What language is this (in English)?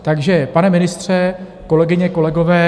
Czech